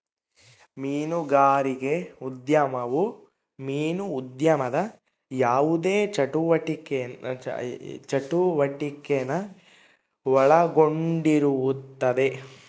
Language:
Kannada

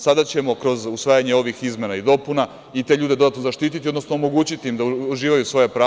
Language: Serbian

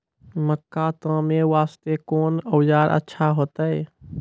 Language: Maithili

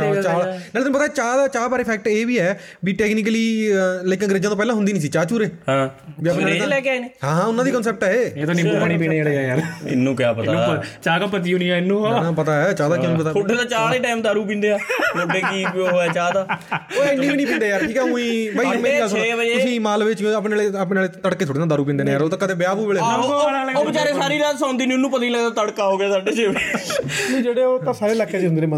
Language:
Punjabi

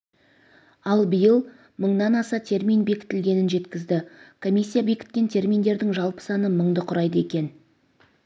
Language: Kazakh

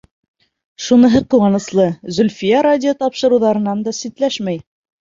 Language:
Bashkir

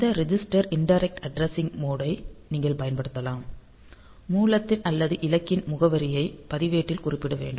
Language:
Tamil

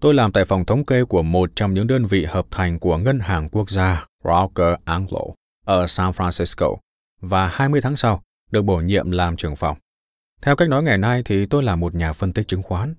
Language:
Vietnamese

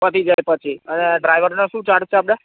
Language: Gujarati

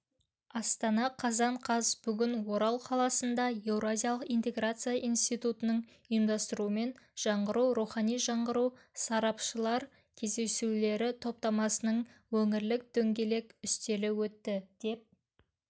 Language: Kazakh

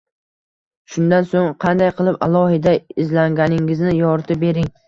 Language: Uzbek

